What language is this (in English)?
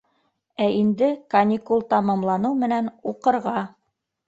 Bashkir